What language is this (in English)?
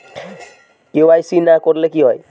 Bangla